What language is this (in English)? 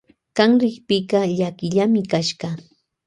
Loja Highland Quichua